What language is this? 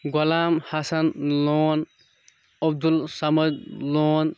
Kashmiri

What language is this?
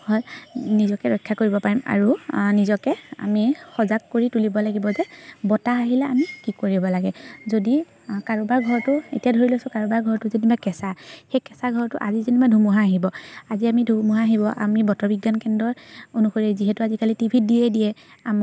Assamese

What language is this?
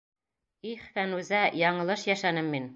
Bashkir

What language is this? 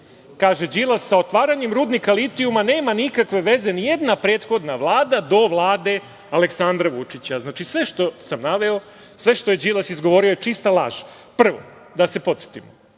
Serbian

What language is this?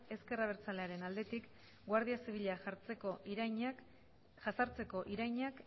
Basque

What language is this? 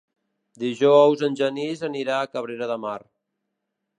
Catalan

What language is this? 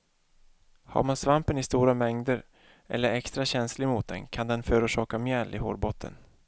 Swedish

